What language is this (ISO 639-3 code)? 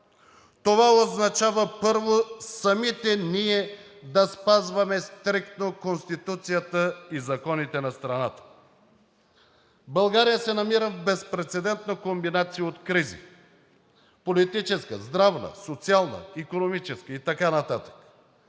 bul